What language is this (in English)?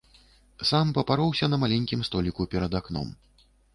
Belarusian